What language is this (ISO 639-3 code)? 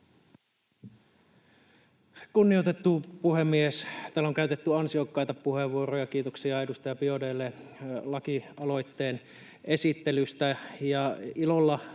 fin